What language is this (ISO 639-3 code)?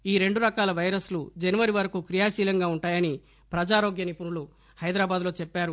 tel